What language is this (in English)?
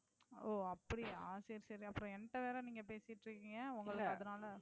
Tamil